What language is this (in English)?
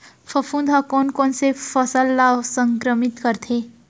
Chhattisgarhi